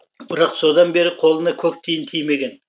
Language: Kazakh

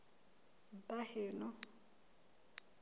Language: Southern Sotho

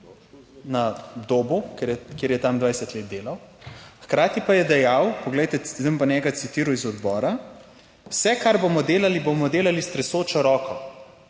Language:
Slovenian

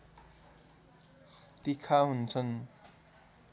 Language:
Nepali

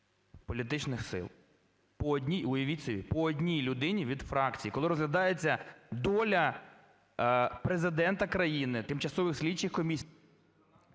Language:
Ukrainian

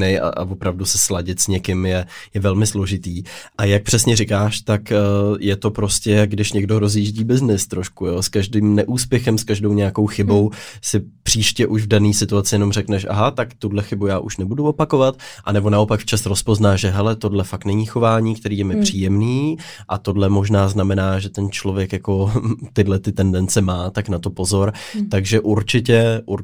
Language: Czech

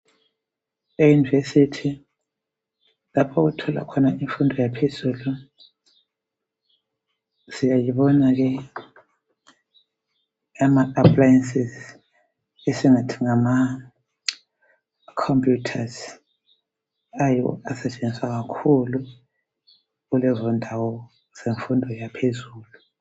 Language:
North Ndebele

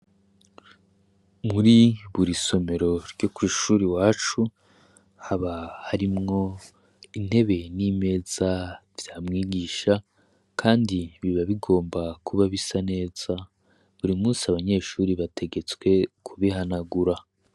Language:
Rundi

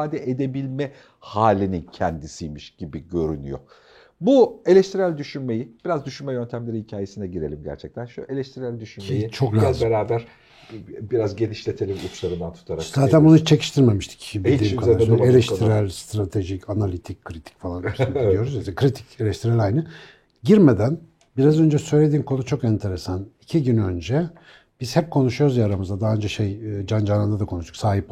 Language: Turkish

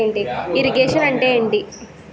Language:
Telugu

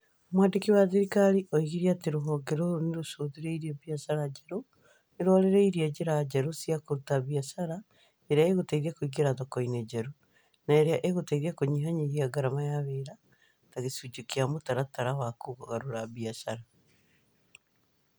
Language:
Kikuyu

